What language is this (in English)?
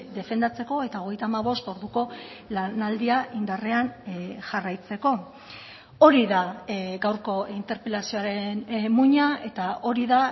Basque